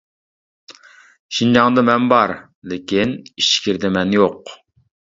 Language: Uyghur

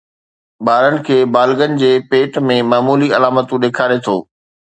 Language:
Sindhi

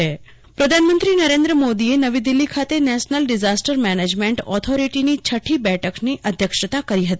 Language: Gujarati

